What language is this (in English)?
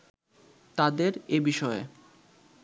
Bangla